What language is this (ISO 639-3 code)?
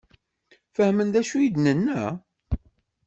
kab